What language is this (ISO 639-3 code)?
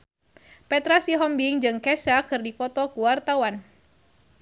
sun